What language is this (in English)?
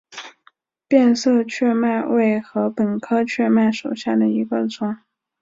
Chinese